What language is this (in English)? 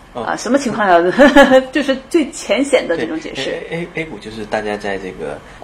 Chinese